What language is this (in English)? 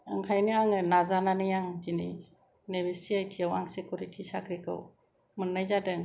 Bodo